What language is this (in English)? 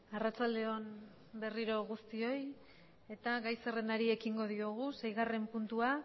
Basque